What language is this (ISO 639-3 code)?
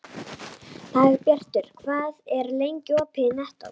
isl